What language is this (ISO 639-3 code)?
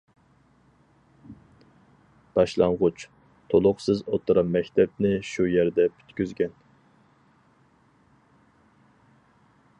uig